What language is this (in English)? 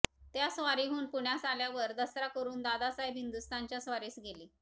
Marathi